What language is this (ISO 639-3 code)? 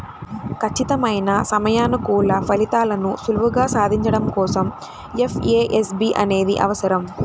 tel